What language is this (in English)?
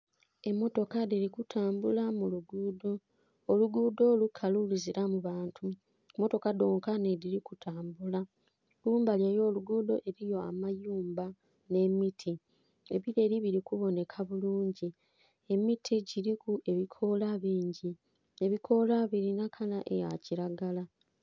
Soga